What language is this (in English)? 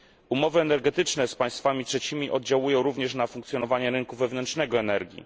Polish